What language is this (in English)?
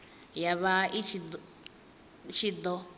Venda